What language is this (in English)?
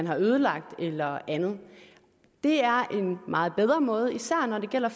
Danish